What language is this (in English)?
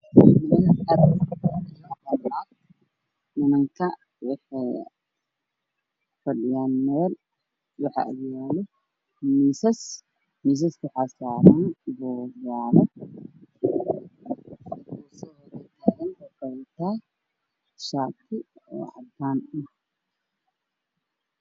Somali